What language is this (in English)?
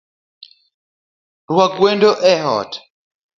Luo (Kenya and Tanzania)